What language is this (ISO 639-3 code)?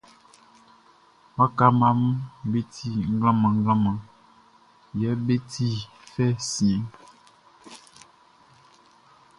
bci